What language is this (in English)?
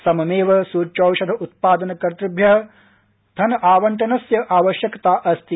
Sanskrit